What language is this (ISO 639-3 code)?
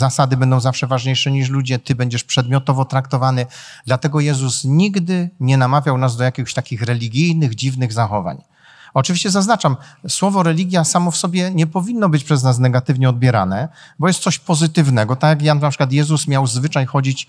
pol